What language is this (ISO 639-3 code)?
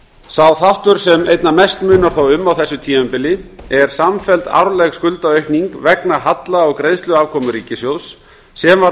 isl